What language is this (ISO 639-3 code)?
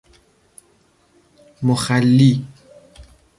fas